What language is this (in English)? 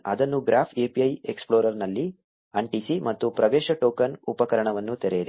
Kannada